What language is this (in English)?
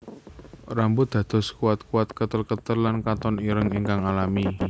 Javanese